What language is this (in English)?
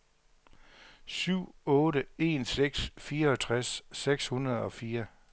Danish